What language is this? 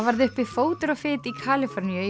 Icelandic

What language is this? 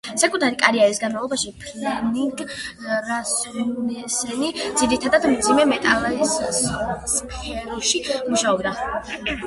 Georgian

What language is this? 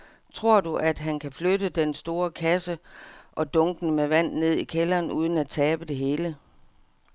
Danish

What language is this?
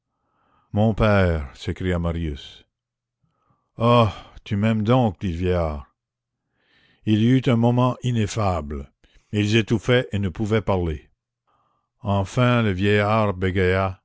French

